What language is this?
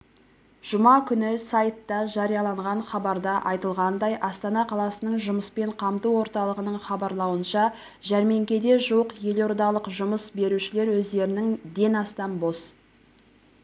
Kazakh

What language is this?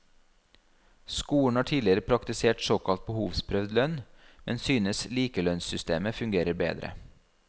Norwegian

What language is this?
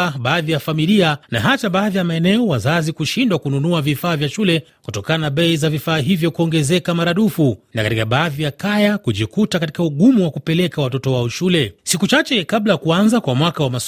Swahili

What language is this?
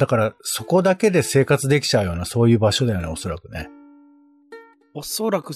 Japanese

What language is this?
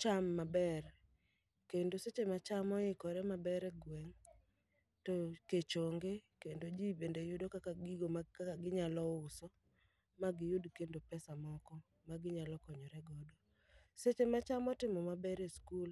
Luo (Kenya and Tanzania)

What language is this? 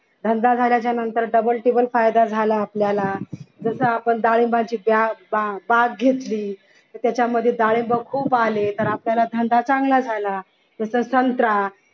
Marathi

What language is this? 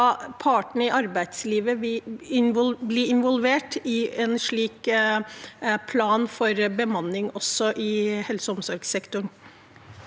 Norwegian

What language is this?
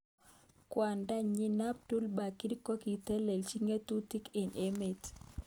Kalenjin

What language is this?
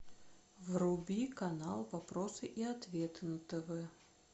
Russian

